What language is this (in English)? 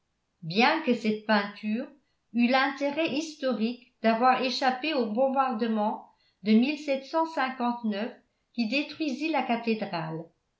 French